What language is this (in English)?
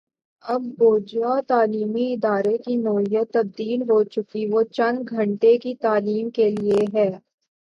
Urdu